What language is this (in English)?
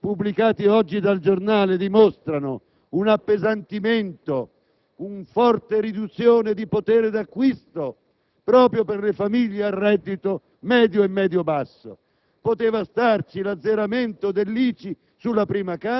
Italian